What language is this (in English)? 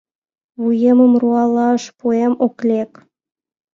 Mari